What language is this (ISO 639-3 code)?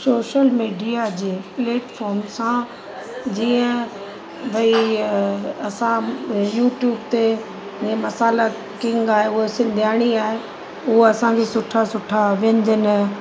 snd